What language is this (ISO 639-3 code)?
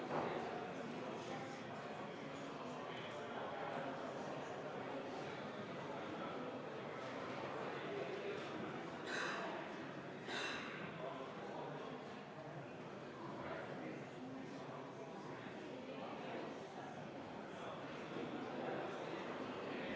est